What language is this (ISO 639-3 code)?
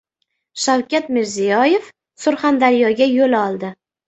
uzb